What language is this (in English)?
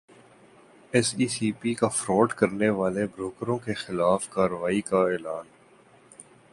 Urdu